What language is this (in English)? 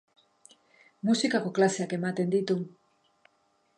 Basque